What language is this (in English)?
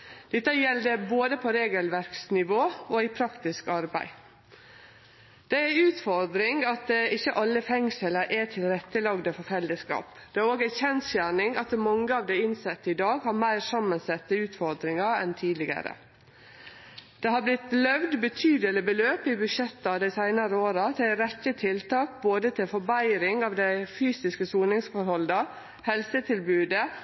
Norwegian Nynorsk